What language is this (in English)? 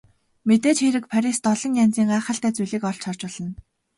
Mongolian